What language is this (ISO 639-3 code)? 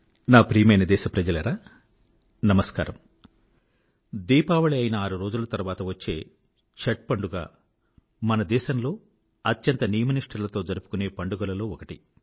tel